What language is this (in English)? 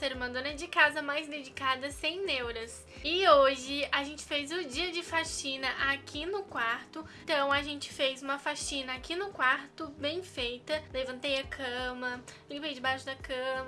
Portuguese